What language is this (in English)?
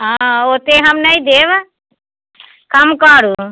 Maithili